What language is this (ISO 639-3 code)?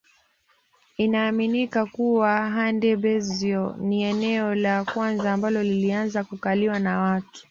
swa